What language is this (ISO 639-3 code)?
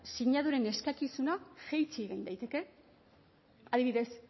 eus